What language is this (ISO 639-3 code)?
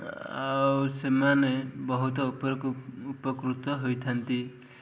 ori